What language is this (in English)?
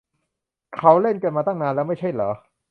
Thai